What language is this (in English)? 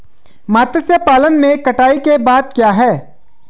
Hindi